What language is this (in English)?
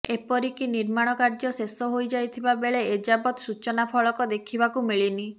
Odia